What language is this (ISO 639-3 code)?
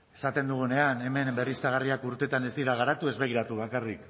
eus